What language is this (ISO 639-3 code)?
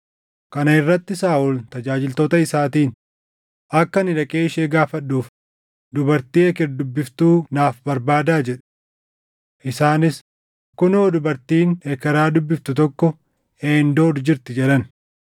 orm